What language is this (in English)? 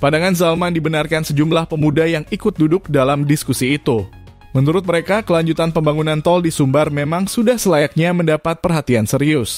Indonesian